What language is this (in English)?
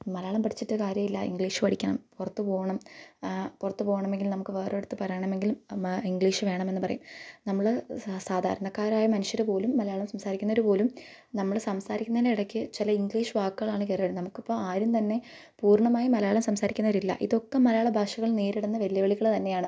Malayalam